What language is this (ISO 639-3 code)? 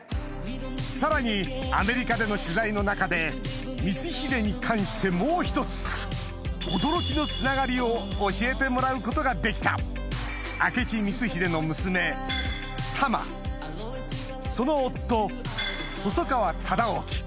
jpn